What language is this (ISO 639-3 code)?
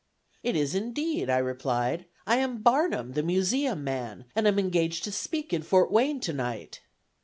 eng